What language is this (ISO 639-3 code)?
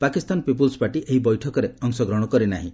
ori